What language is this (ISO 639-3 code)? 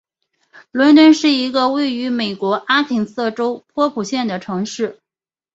zho